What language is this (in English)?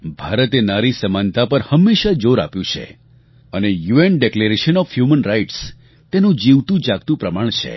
Gujarati